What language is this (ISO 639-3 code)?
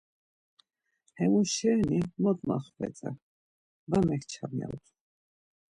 lzz